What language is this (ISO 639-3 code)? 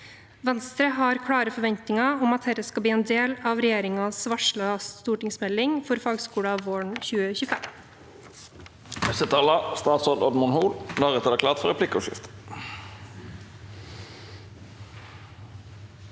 nor